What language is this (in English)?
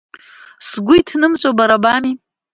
Abkhazian